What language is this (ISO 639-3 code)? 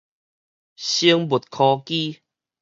nan